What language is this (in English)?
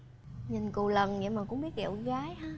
Vietnamese